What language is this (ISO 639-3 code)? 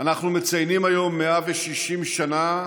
heb